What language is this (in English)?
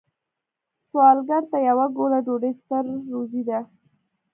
Pashto